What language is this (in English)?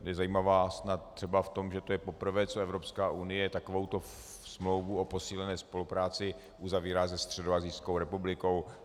Czech